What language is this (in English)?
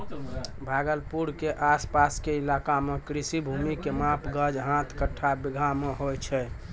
Maithili